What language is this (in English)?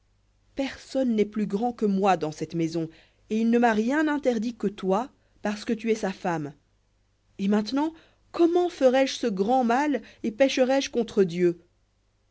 French